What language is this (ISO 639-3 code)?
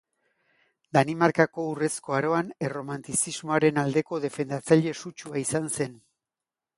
eus